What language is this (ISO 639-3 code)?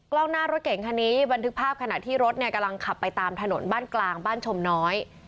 tha